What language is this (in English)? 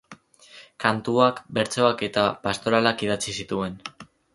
Basque